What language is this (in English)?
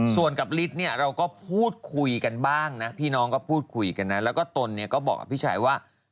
Thai